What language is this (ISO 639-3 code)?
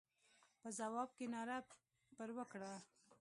pus